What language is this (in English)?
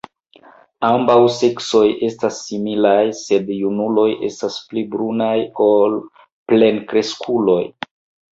Esperanto